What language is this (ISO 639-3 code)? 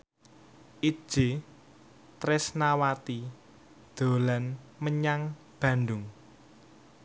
jav